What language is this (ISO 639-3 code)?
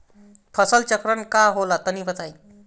bho